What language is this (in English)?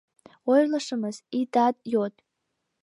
Mari